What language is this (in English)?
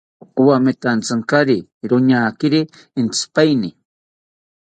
South Ucayali Ashéninka